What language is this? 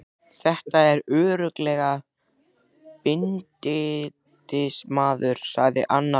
Icelandic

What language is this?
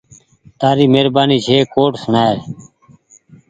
Goaria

